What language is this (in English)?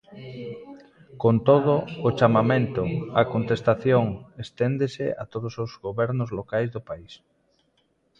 Galician